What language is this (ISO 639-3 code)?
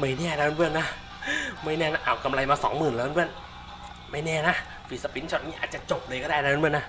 tha